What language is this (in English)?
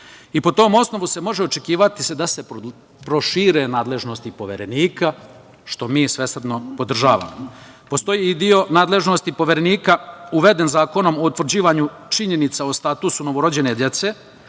Serbian